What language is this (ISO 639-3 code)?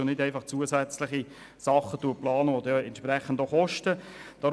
gsw